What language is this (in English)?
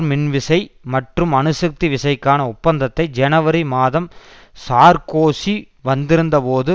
Tamil